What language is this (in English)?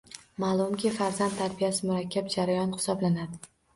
Uzbek